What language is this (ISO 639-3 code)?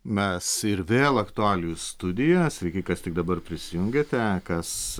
lit